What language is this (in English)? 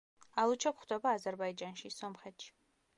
Georgian